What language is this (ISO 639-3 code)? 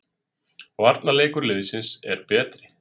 isl